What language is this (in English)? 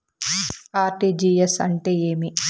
Telugu